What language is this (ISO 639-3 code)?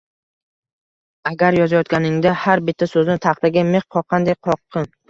uzb